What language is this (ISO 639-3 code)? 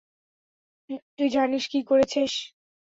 ben